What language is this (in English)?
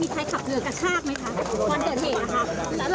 Thai